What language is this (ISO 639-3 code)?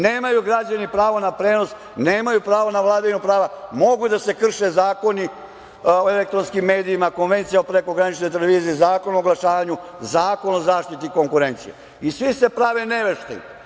srp